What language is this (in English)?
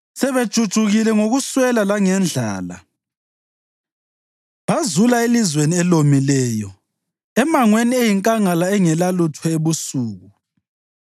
North Ndebele